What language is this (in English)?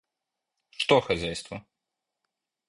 Russian